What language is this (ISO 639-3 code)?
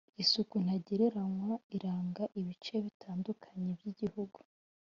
kin